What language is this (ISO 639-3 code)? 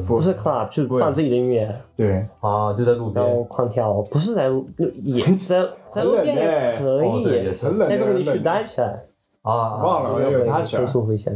zho